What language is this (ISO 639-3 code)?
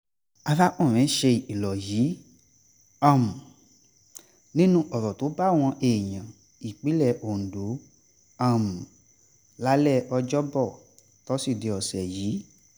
yor